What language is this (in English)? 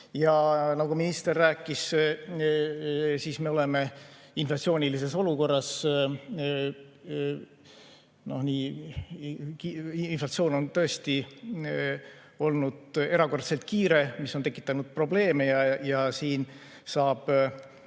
Estonian